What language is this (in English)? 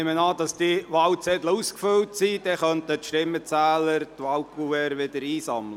Swiss German